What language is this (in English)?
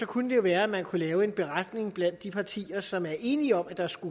Danish